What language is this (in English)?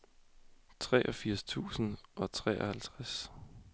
Danish